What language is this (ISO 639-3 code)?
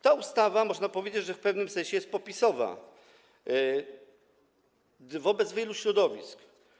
pol